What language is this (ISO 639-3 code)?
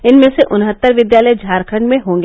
hin